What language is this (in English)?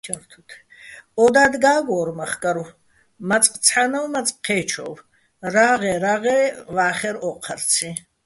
Bats